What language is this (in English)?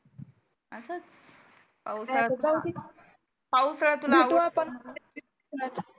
Marathi